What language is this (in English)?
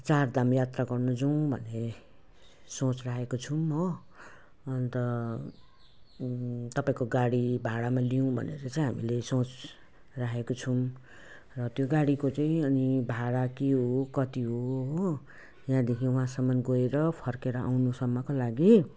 Nepali